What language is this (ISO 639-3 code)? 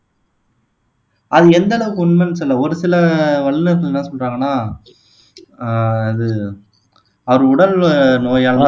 tam